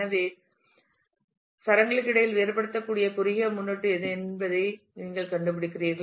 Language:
Tamil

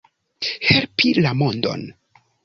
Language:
Esperanto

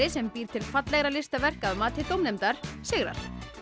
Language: Icelandic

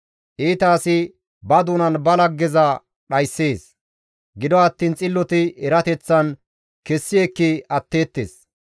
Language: Gamo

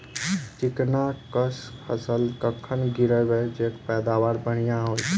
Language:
Maithili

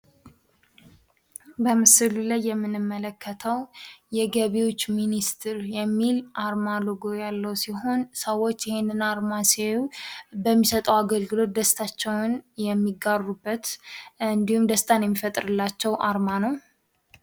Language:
Amharic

